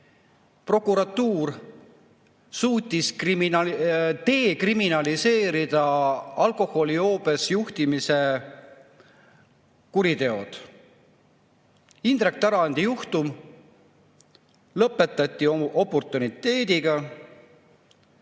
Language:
Estonian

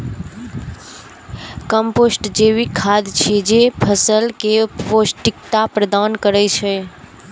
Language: Maithili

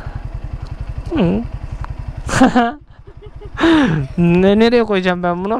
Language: Turkish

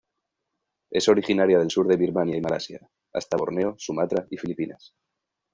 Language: Spanish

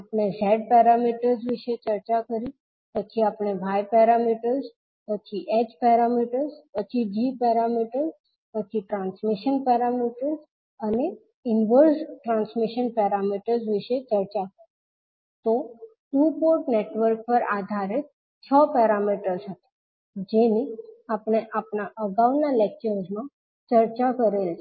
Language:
Gujarati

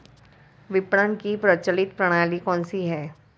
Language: Hindi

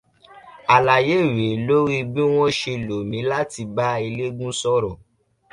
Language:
Yoruba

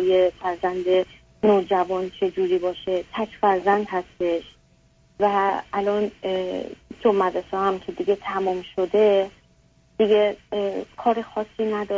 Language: Persian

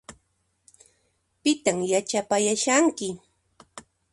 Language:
Puno Quechua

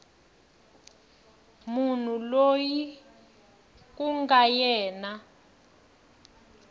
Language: Tsonga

